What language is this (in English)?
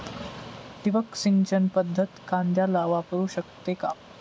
Marathi